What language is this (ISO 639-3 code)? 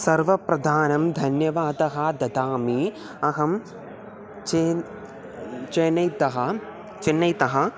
san